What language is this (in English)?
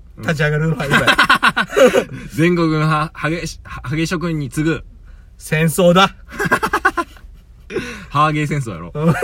Japanese